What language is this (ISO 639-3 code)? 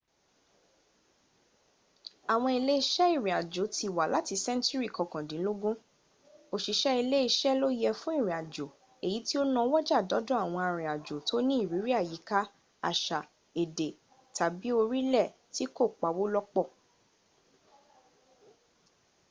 yor